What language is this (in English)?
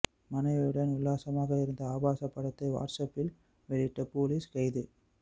Tamil